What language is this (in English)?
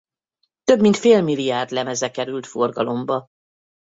Hungarian